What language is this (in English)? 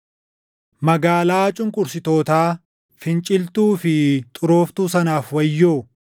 Oromo